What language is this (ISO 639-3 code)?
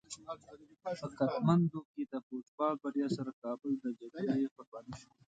pus